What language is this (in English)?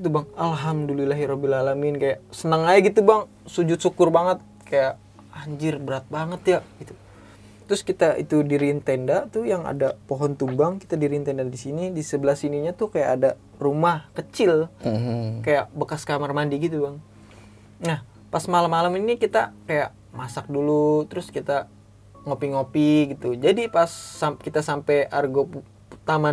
Indonesian